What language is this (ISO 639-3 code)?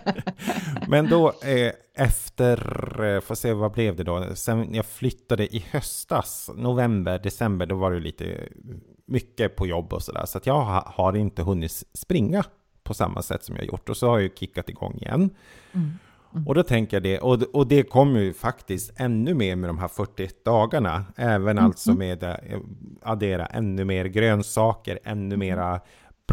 swe